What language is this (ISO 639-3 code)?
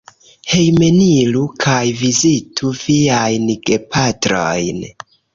epo